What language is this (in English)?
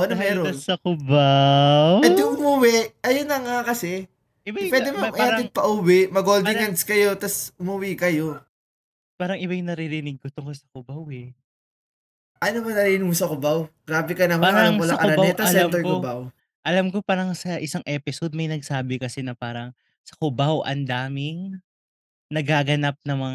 Filipino